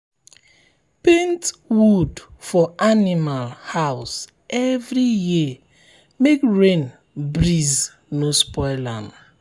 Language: Nigerian Pidgin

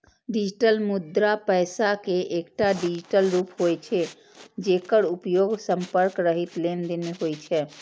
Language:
Maithili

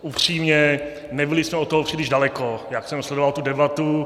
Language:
Czech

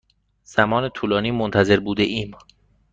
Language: Persian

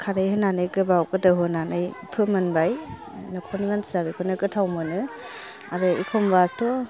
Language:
Bodo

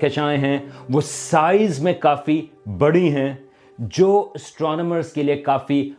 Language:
Urdu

